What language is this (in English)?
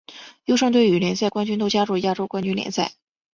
Chinese